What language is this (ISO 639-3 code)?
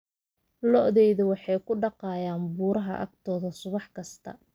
som